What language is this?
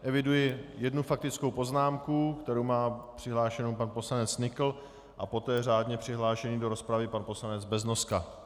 Czech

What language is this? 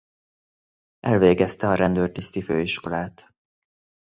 Hungarian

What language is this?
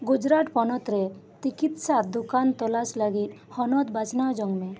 Santali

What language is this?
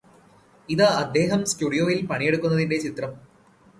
Malayalam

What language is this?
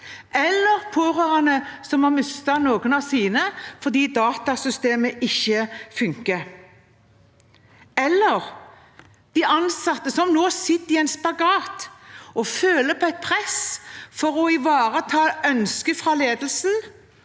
Norwegian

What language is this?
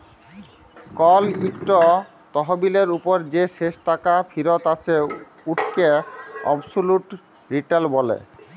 Bangla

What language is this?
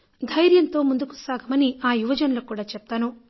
Telugu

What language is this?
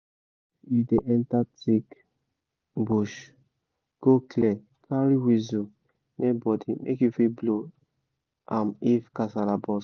Nigerian Pidgin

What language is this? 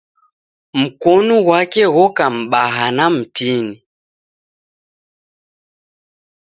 Taita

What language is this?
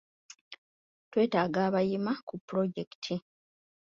Ganda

